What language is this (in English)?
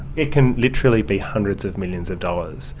English